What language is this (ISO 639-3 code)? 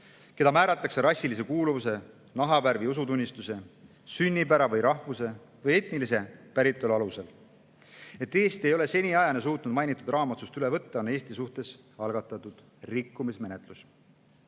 est